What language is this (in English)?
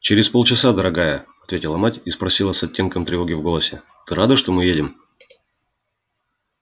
Russian